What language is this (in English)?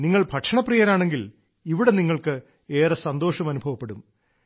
Malayalam